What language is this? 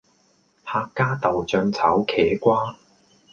Cantonese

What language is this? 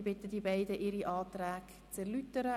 Swiss German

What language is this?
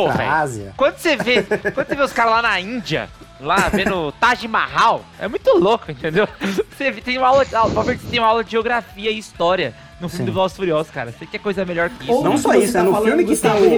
Portuguese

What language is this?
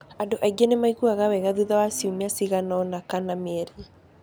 Kikuyu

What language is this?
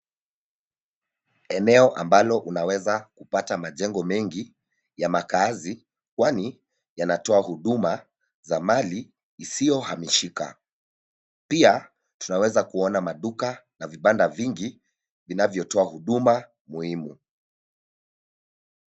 Swahili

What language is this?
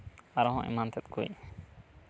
Santali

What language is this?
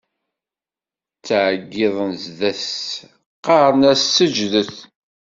Kabyle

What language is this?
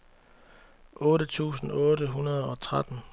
Danish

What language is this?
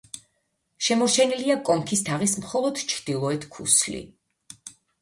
Georgian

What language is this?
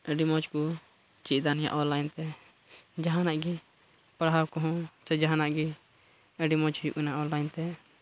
Santali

